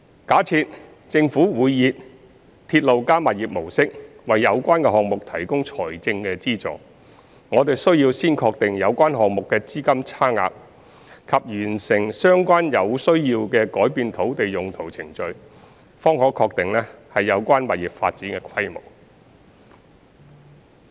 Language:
Cantonese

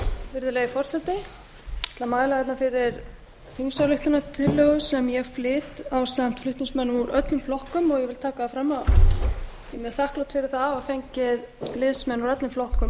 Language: Icelandic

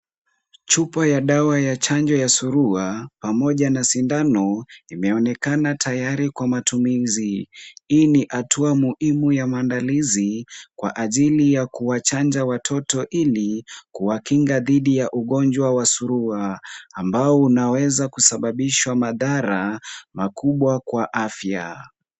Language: Swahili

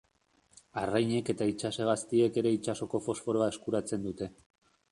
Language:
Basque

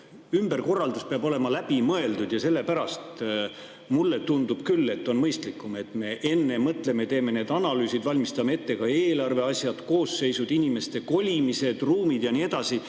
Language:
Estonian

